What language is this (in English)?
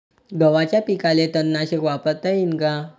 Marathi